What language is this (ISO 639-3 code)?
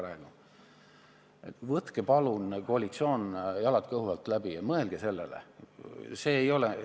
est